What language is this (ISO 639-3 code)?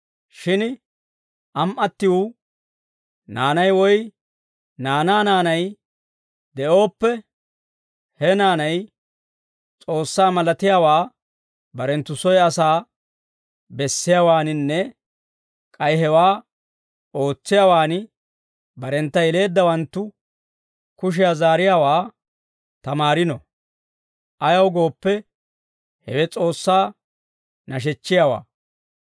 dwr